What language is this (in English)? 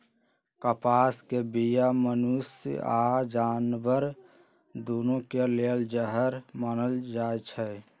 Magahi